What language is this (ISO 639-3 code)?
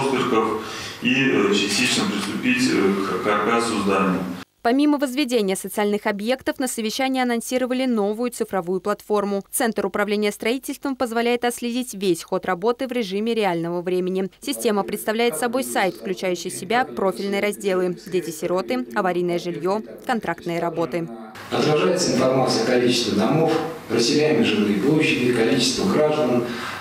rus